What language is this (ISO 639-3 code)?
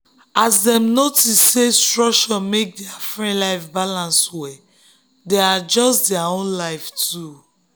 pcm